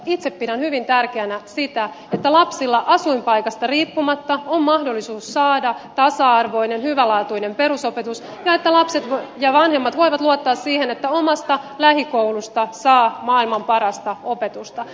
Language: Finnish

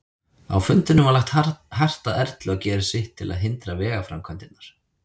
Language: Icelandic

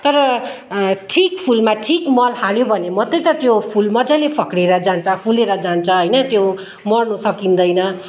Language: Nepali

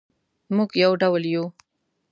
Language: Pashto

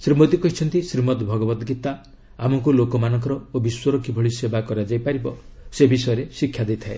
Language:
Odia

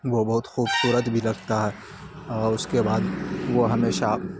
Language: Urdu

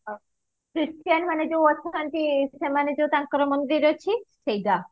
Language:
Odia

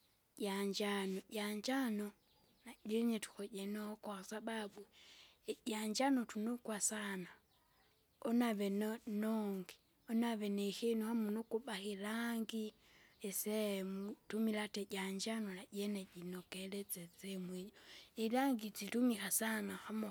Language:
Kinga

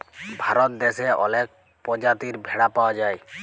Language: Bangla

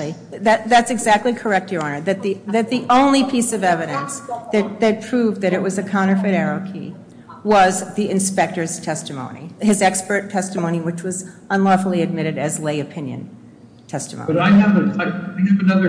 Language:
English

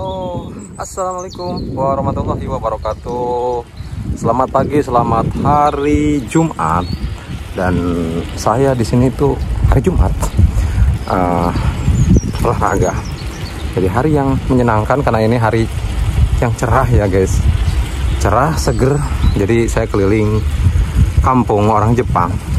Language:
Indonesian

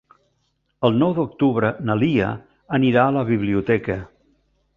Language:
Catalan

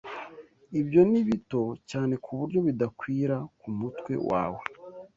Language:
Kinyarwanda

